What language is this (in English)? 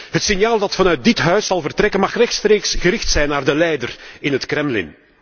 Dutch